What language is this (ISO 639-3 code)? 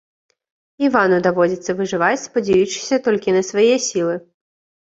bel